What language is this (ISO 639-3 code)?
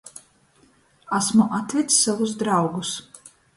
ltg